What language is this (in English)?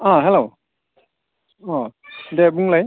Bodo